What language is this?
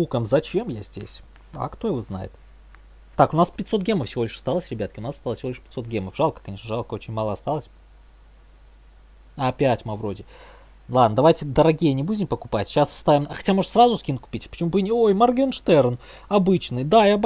Russian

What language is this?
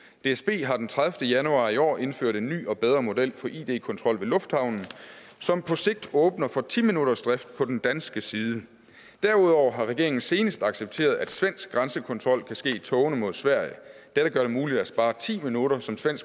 Danish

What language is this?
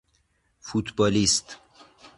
Persian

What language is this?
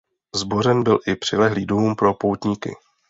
Czech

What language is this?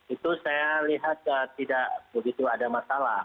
Indonesian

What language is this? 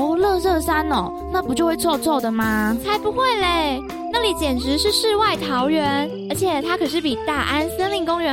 Chinese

